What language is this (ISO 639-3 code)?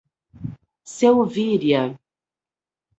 por